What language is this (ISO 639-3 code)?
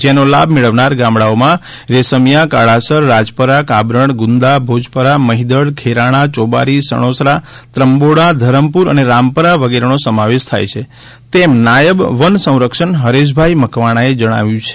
guj